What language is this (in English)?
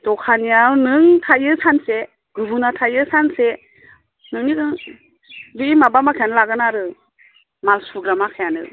Bodo